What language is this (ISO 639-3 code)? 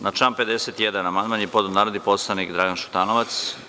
srp